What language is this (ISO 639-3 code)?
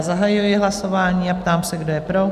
ces